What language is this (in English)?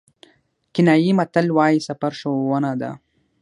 Pashto